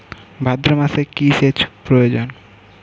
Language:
Bangla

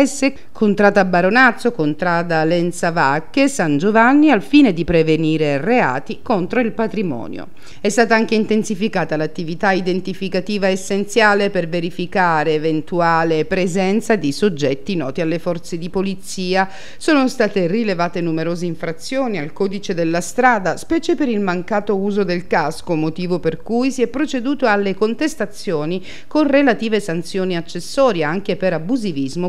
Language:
Italian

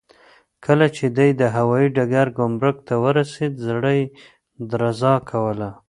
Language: Pashto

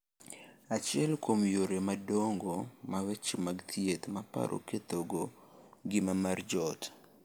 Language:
Luo (Kenya and Tanzania)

